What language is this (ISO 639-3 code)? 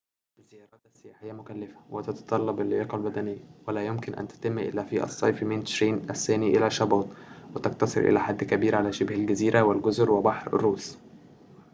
ara